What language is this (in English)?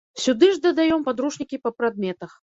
Belarusian